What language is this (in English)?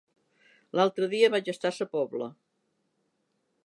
Catalan